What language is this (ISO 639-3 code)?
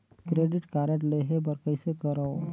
hne